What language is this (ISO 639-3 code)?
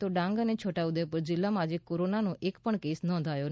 guj